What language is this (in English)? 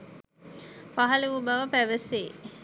Sinhala